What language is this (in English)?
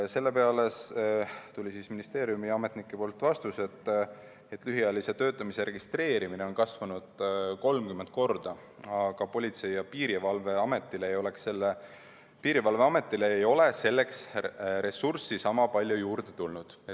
Estonian